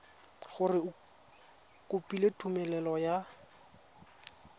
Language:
Tswana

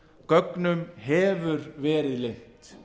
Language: Icelandic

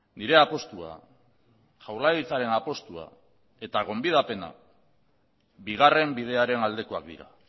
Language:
Basque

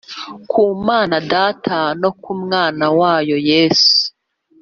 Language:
Kinyarwanda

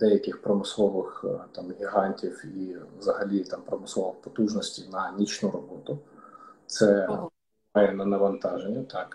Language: Ukrainian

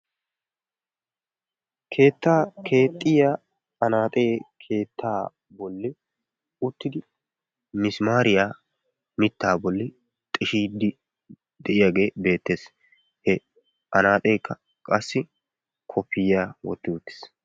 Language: Wolaytta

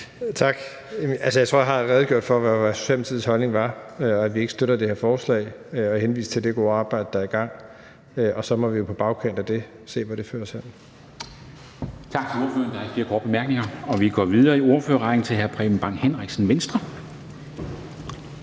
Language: Danish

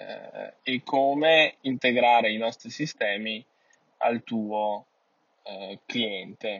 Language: Italian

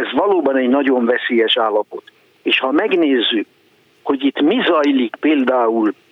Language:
Hungarian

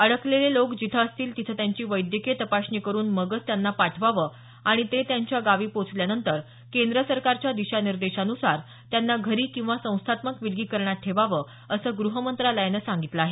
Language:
Marathi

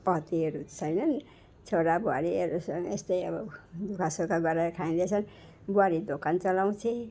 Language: Nepali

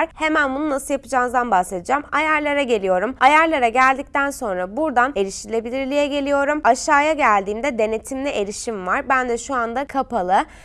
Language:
Turkish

